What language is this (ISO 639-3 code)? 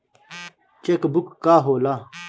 bho